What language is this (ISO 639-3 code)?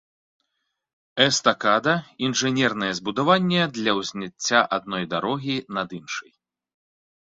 bel